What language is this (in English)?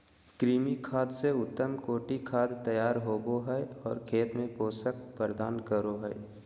Magahi